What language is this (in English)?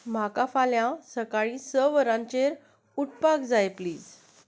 Konkani